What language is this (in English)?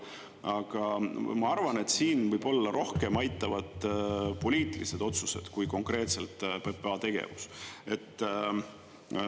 Estonian